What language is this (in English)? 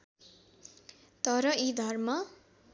Nepali